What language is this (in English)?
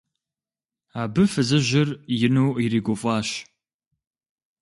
Kabardian